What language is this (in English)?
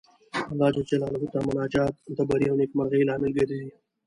Pashto